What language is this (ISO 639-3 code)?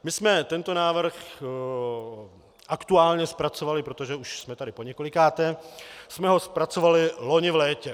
ces